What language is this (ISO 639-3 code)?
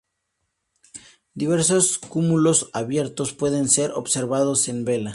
spa